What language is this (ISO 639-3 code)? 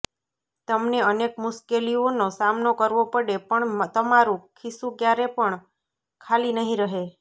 guj